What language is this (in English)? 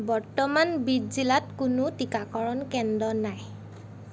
Assamese